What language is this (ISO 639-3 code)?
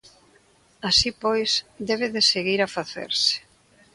glg